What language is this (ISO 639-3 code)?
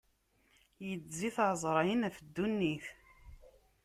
kab